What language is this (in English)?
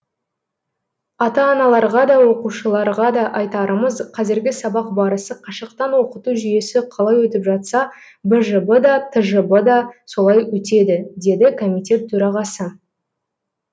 Kazakh